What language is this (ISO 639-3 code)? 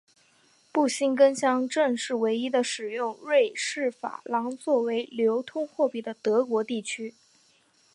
zho